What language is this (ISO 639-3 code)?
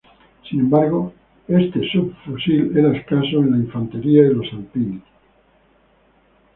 spa